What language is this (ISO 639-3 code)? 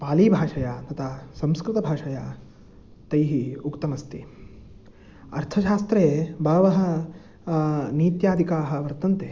san